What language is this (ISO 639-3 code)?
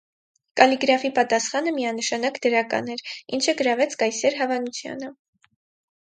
hye